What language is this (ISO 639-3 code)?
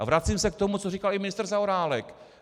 ces